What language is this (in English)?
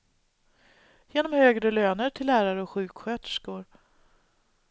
Swedish